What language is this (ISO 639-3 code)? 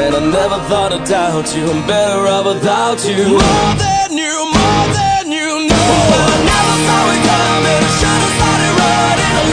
ell